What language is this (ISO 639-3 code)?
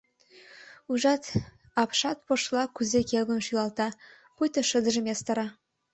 chm